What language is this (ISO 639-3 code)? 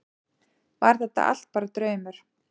isl